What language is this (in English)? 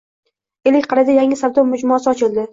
Uzbek